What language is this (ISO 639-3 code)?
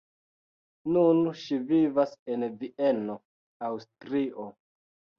epo